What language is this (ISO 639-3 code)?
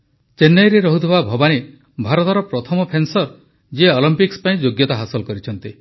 ori